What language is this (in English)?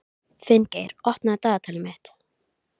Icelandic